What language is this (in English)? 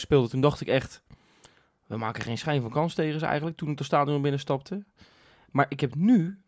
Dutch